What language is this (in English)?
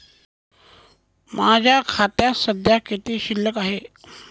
Marathi